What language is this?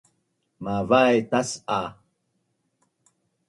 Bunun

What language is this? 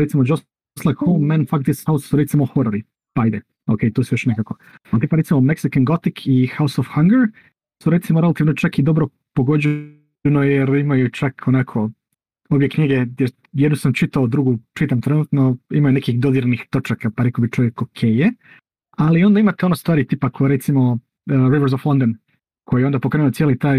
Croatian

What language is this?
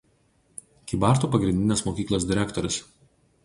Lithuanian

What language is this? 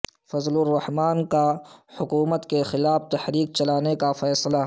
Urdu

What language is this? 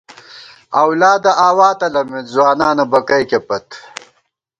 Gawar-Bati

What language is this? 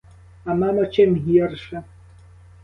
Ukrainian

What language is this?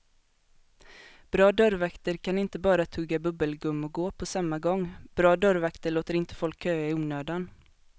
Swedish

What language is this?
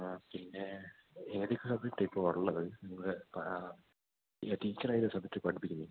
Malayalam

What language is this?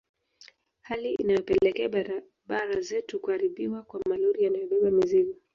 Swahili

